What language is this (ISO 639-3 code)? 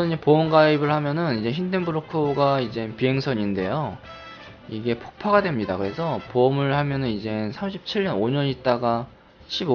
kor